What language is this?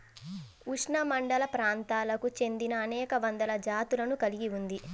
Telugu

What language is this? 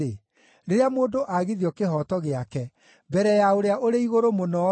Kikuyu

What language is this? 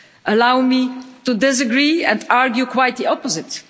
English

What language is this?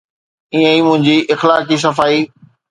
Sindhi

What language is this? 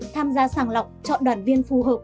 Vietnamese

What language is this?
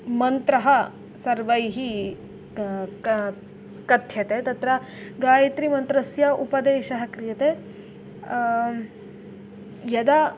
Sanskrit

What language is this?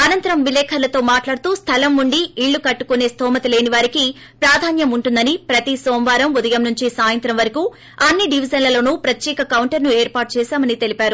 Telugu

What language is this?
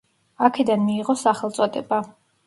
Georgian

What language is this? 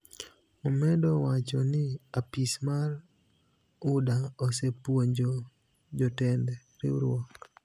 Luo (Kenya and Tanzania)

